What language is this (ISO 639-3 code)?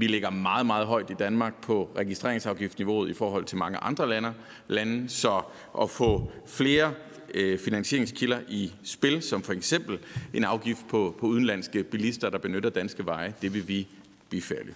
dan